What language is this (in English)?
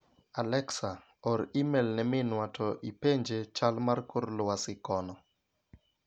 Luo (Kenya and Tanzania)